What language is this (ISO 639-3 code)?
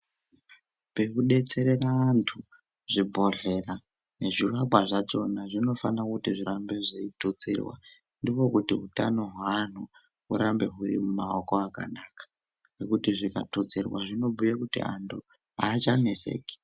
ndc